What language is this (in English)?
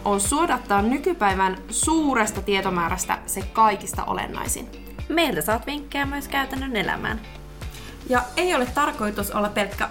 Finnish